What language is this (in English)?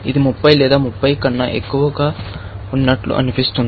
Telugu